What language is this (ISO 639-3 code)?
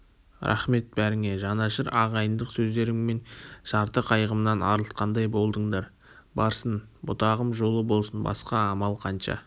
kaz